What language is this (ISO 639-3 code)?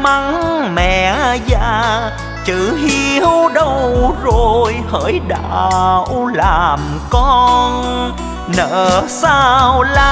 vie